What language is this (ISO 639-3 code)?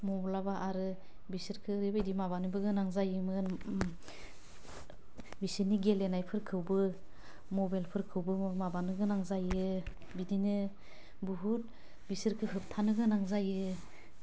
brx